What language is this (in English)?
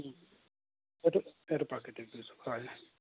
Assamese